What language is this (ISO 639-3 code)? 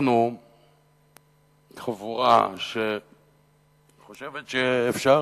heb